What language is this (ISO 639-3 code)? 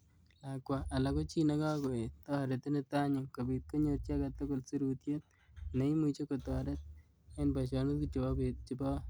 kln